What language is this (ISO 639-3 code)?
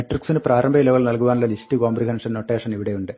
mal